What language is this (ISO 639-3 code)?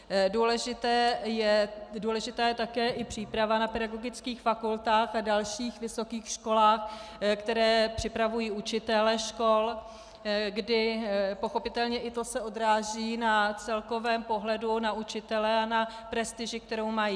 ces